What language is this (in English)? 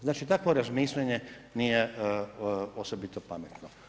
Croatian